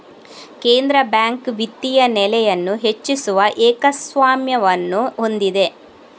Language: Kannada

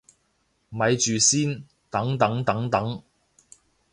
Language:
Cantonese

